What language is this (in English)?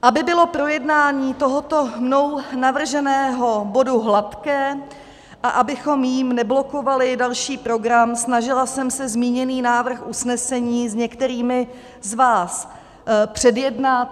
Czech